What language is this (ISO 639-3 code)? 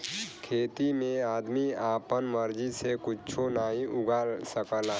bho